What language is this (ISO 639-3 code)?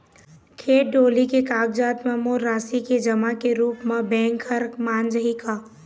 hne